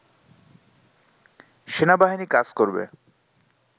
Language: Bangla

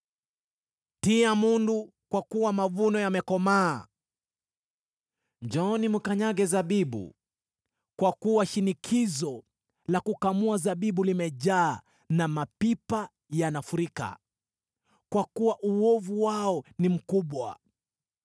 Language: Swahili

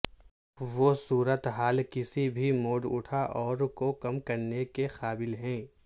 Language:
Urdu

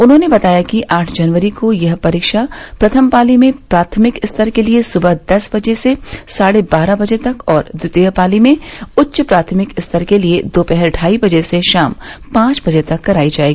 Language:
Hindi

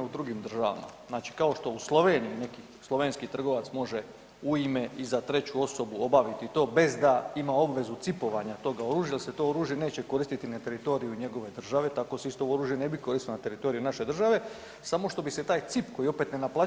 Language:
Croatian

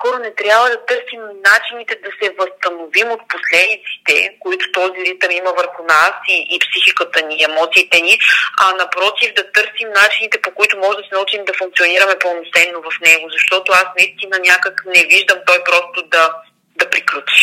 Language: Bulgarian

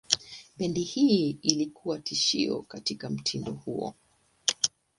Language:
Swahili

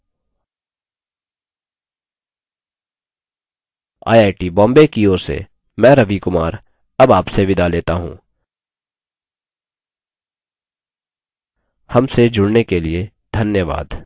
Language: Hindi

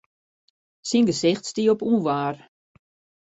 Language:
Western Frisian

